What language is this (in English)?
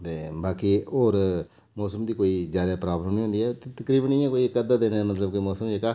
Dogri